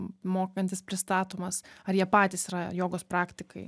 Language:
Lithuanian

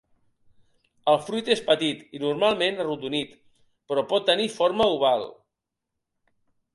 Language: Catalan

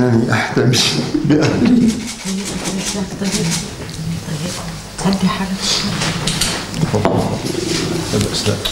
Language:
Arabic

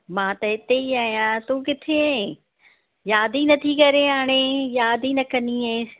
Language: Sindhi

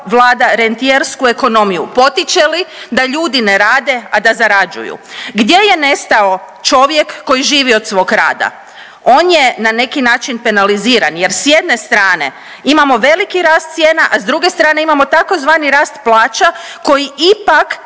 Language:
Croatian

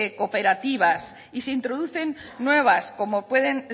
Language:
Spanish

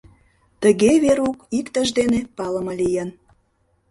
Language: Mari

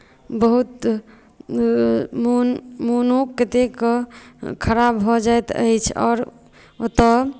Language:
Maithili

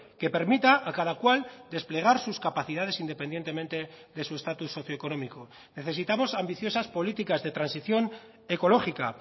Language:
Spanish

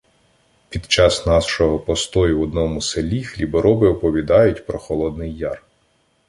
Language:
Ukrainian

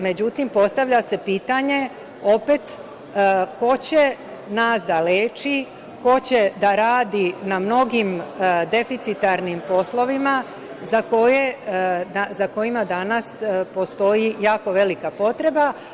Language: Serbian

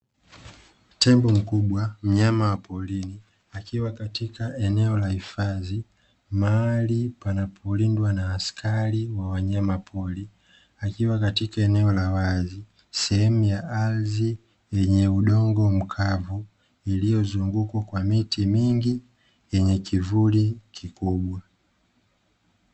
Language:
Swahili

